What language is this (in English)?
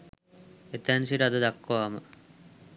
Sinhala